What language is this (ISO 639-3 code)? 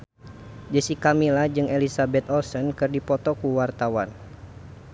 sun